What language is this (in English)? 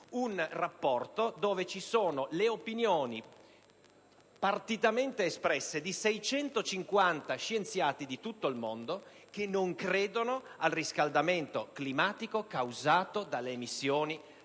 Italian